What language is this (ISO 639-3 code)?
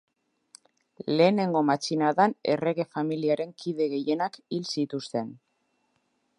eus